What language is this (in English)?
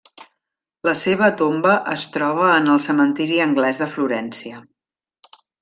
Catalan